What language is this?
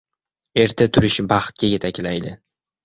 Uzbek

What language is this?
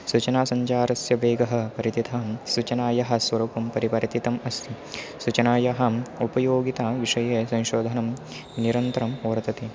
Sanskrit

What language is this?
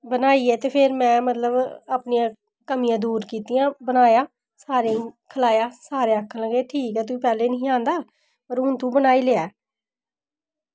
Dogri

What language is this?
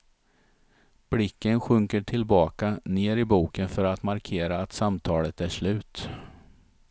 Swedish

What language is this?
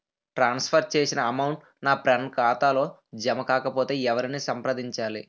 Telugu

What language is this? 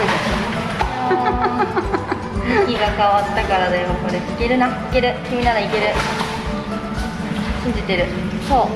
Japanese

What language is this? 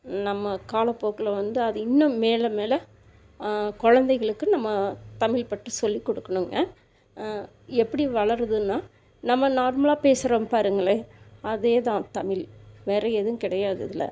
Tamil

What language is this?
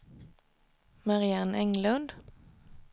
Swedish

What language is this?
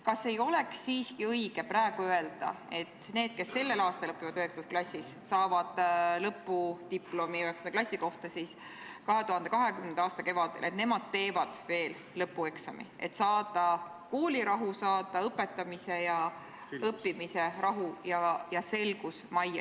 Estonian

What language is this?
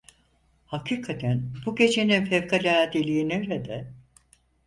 Turkish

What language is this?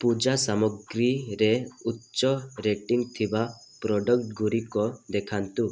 Odia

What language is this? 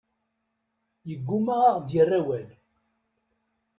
Kabyle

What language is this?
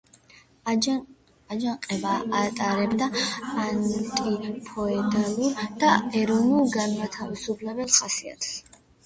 Georgian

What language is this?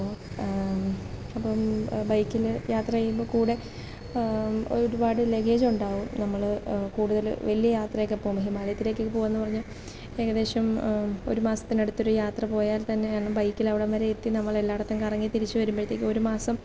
Malayalam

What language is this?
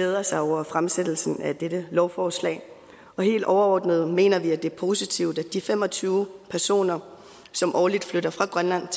Danish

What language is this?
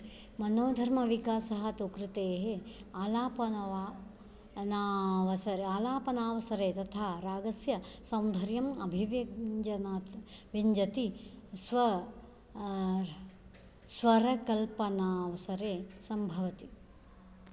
Sanskrit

